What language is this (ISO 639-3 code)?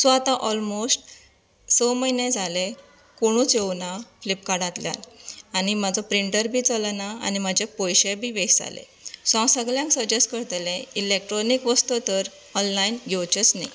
kok